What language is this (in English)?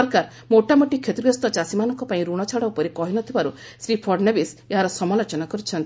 Odia